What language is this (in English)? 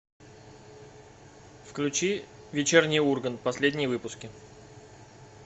Russian